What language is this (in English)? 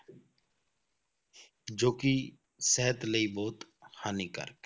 Punjabi